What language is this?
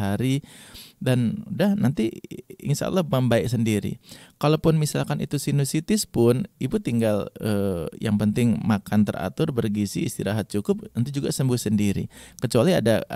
Indonesian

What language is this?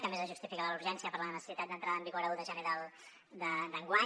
Catalan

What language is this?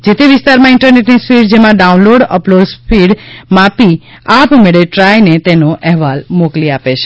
Gujarati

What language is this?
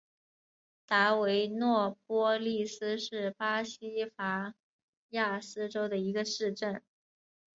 Chinese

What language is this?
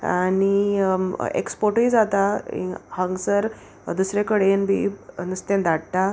Konkani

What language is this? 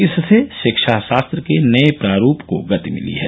Hindi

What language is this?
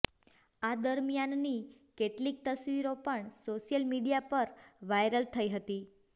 Gujarati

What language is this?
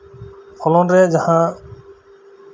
Santali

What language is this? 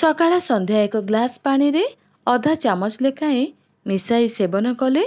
Gujarati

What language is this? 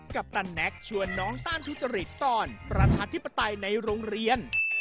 Thai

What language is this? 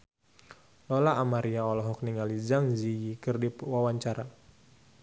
Sundanese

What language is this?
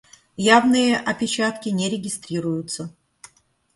Russian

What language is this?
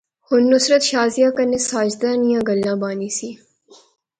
Pahari-Potwari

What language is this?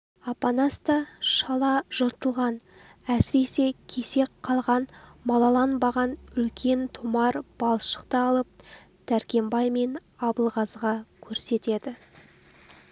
Kazakh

